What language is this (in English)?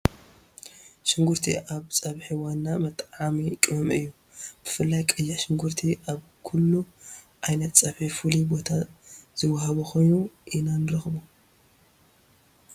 Tigrinya